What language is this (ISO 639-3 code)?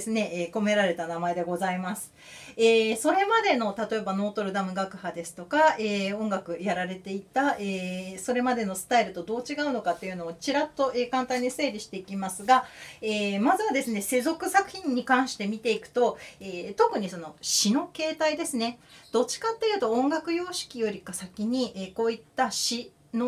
jpn